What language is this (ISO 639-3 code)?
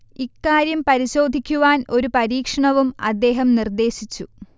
mal